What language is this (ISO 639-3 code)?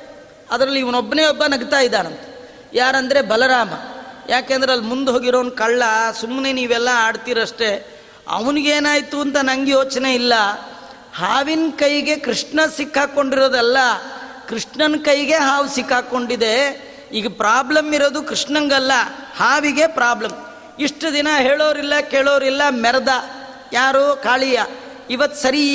kan